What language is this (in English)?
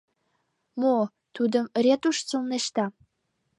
Mari